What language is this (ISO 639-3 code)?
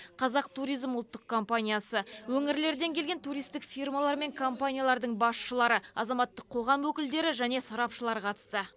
kaz